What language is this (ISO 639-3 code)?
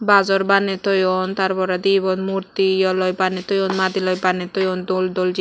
ccp